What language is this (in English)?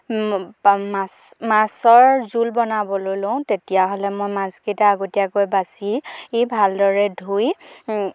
Assamese